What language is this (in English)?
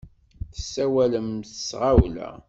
Kabyle